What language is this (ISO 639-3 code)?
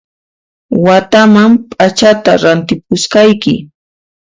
qxp